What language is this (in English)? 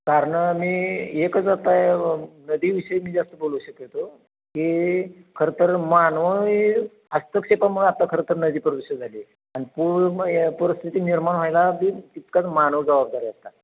Marathi